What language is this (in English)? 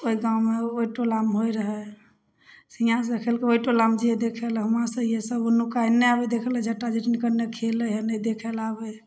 Maithili